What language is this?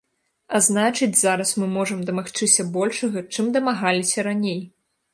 Belarusian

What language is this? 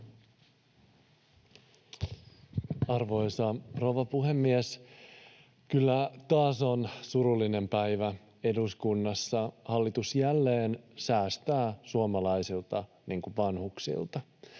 Finnish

